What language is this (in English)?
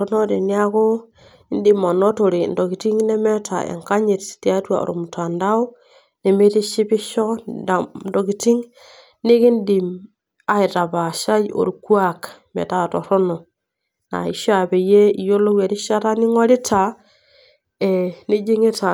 Masai